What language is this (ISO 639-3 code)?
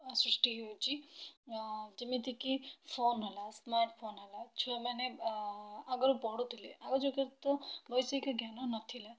ori